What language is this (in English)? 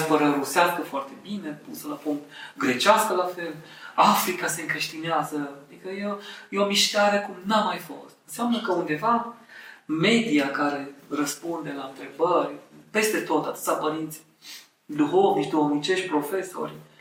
Romanian